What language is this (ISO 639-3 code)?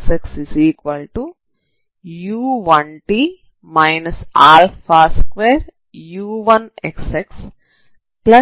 tel